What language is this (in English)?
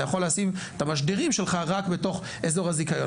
Hebrew